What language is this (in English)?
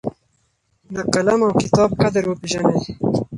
Pashto